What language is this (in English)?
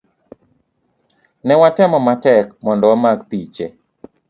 Luo (Kenya and Tanzania)